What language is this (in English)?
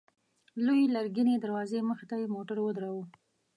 Pashto